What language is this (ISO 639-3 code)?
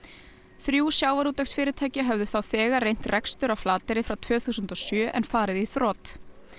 isl